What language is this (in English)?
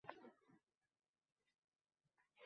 Uzbek